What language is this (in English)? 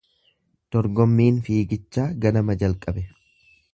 Oromo